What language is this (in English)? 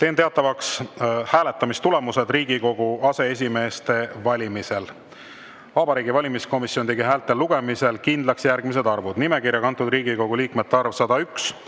Estonian